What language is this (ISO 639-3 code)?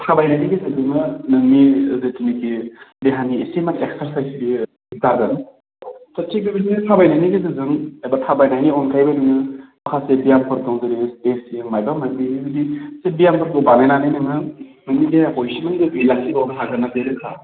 brx